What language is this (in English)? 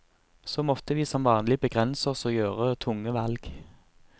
Norwegian